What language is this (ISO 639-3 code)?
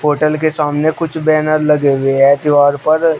hin